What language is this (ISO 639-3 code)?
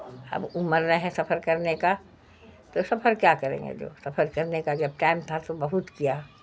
urd